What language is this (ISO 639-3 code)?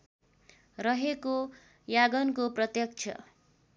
nep